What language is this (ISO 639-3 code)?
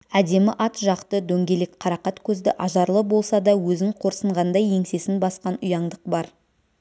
kaz